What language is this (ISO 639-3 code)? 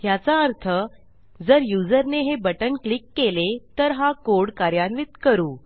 mar